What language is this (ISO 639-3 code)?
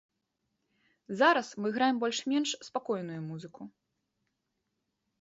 bel